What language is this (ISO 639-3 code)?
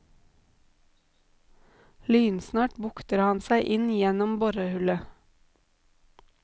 nor